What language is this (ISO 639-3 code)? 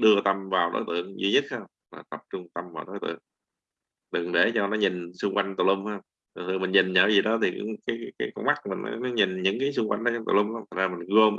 vie